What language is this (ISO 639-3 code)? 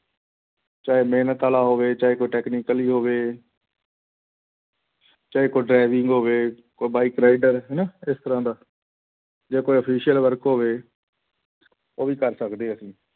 pan